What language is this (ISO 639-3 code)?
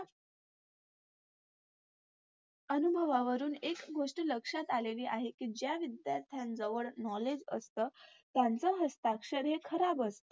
mar